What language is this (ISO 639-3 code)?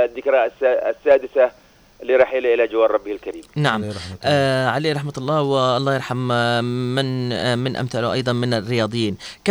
ara